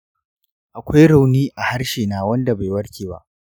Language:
Hausa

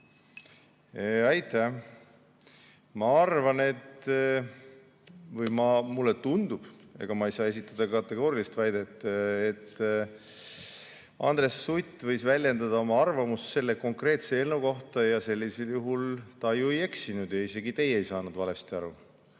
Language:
Estonian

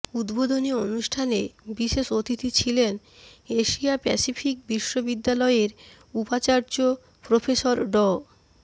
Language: Bangla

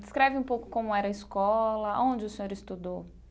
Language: Portuguese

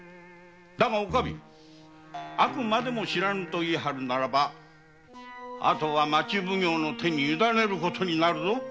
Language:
Japanese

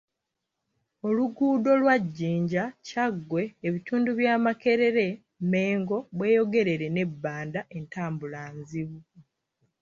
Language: Ganda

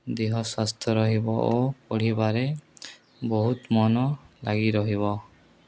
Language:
Odia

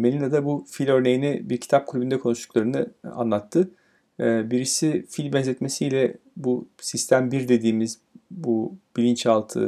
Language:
Turkish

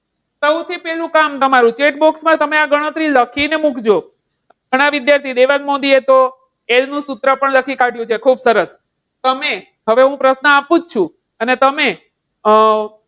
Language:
Gujarati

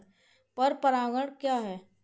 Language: Hindi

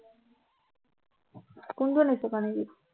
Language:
Assamese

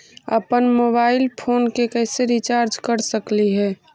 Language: Magahi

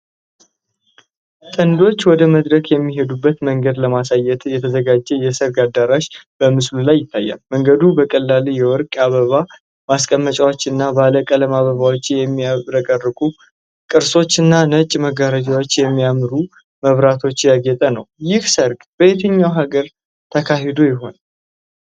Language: Amharic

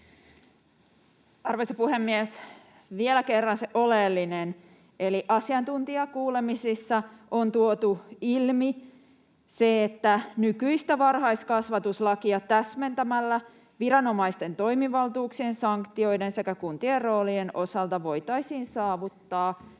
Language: Finnish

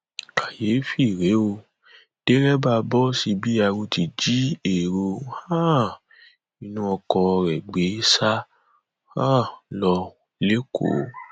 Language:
Yoruba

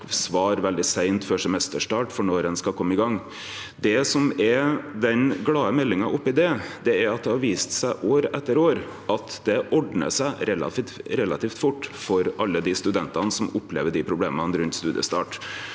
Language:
Norwegian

